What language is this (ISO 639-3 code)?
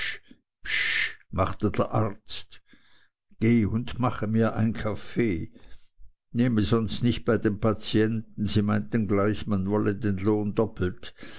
deu